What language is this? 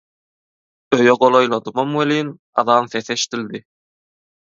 Turkmen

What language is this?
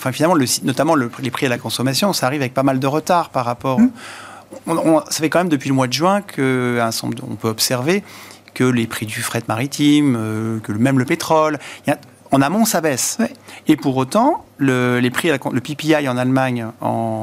French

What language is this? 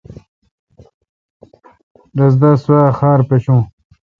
Kalkoti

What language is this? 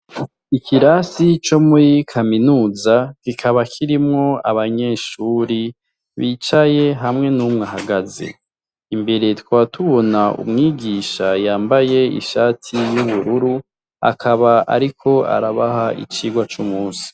Rundi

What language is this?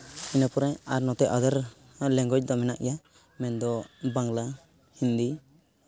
Santali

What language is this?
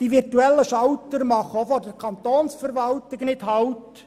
Swiss German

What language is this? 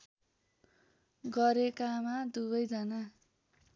Nepali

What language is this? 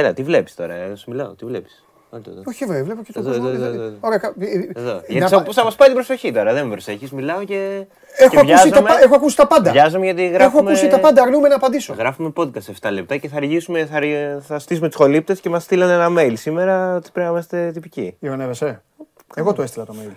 Greek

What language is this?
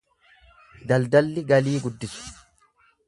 Oromo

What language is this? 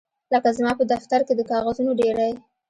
Pashto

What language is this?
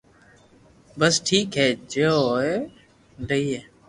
Loarki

